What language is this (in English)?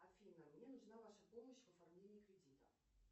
Russian